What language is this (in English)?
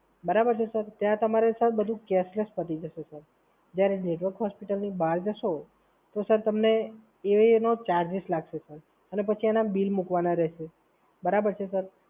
Gujarati